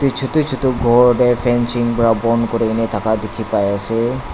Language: Naga Pidgin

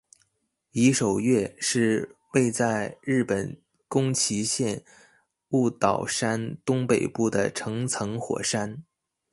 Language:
Chinese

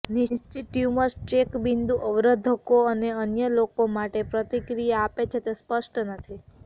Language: Gujarati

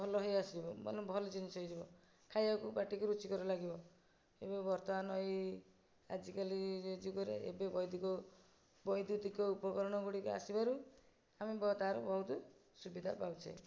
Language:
Odia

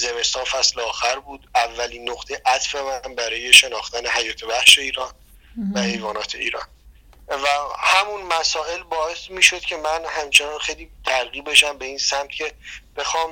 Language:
Persian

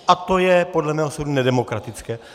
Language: Czech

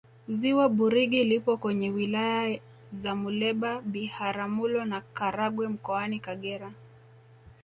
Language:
Swahili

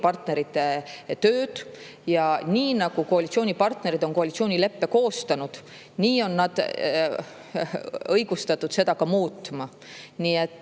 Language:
Estonian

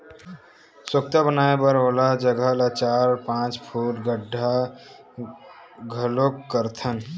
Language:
Chhattisgarhi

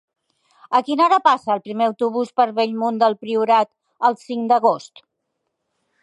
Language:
Catalan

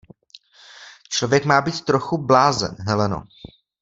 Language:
Czech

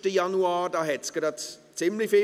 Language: Swiss German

